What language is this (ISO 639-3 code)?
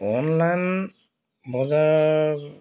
asm